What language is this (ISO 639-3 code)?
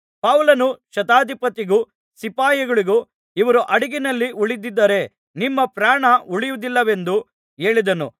kan